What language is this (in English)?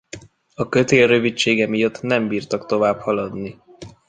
Hungarian